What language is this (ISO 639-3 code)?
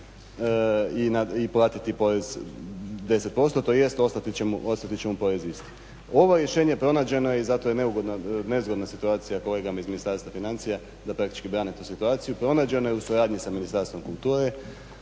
hrv